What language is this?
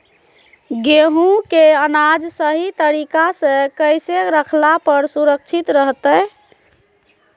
Magahi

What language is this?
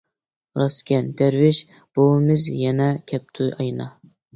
Uyghur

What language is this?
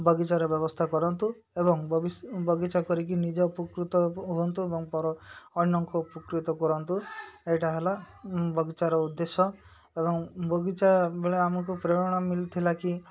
Odia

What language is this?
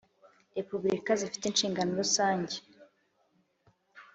Kinyarwanda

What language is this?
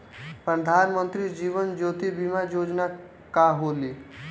Bhojpuri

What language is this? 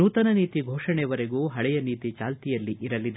Kannada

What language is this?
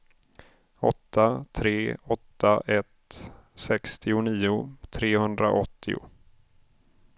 Swedish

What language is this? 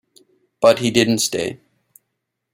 English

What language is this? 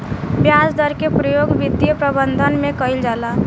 Bhojpuri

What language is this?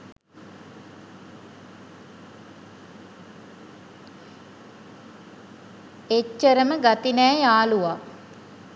Sinhala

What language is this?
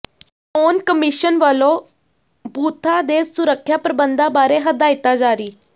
Punjabi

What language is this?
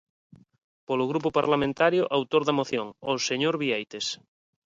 Galician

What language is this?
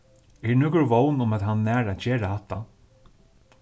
Faroese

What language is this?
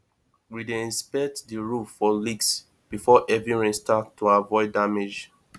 Nigerian Pidgin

